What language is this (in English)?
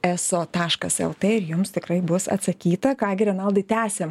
Lithuanian